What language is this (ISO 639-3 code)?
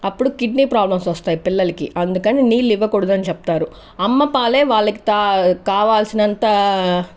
tel